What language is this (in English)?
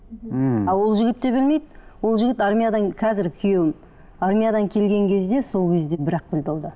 Kazakh